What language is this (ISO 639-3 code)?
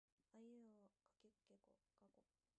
jpn